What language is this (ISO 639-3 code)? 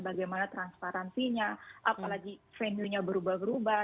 ind